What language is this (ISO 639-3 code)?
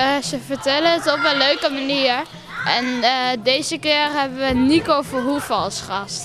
nld